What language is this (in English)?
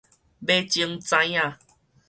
Min Nan Chinese